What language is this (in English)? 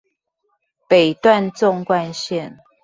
Chinese